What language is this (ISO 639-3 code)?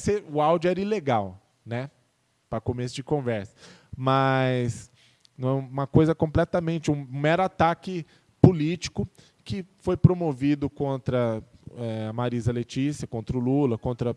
por